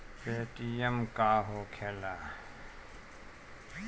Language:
Bhojpuri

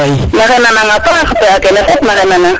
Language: Serer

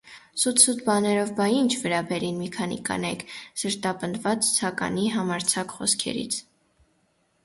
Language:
Armenian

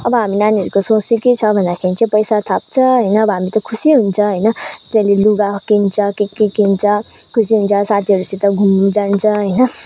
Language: Nepali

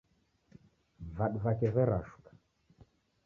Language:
Taita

